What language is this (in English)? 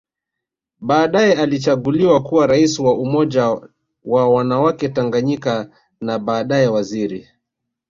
Swahili